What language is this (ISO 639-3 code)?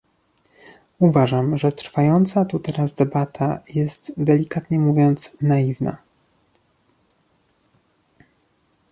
pol